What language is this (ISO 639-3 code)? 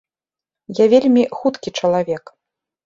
bel